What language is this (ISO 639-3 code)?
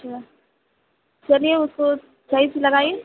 urd